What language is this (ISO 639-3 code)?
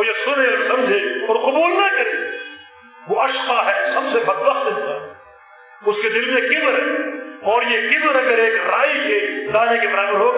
urd